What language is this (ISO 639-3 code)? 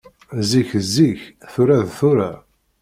kab